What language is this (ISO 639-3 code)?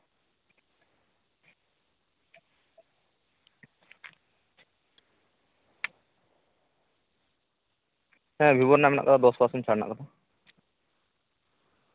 sat